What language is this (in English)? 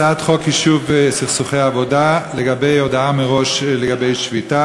Hebrew